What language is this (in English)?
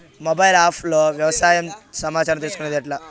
Telugu